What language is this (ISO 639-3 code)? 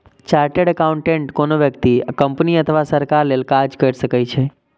mai